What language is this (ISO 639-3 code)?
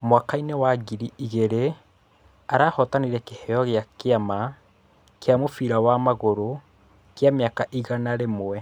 kik